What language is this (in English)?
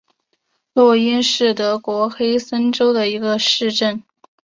Chinese